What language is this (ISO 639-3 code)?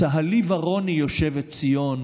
heb